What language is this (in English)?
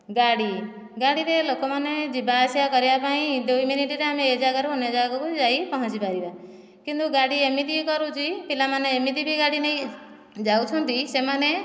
Odia